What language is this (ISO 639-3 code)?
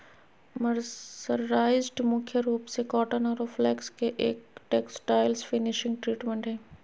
mag